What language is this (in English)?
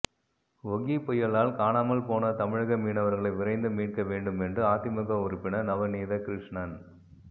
Tamil